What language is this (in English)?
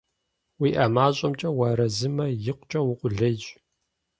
Kabardian